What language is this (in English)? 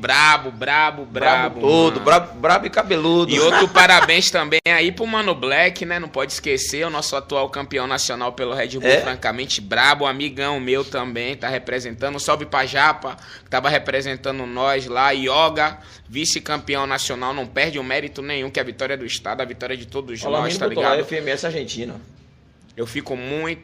Portuguese